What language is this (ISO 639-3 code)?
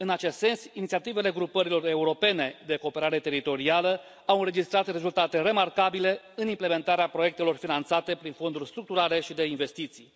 ron